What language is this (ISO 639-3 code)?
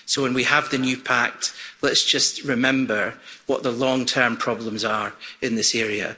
eng